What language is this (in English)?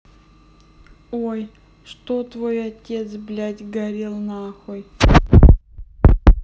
Russian